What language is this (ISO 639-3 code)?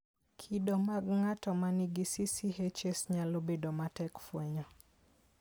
luo